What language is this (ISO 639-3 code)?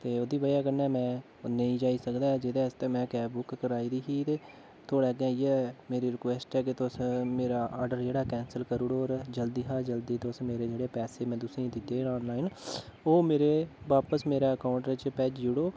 doi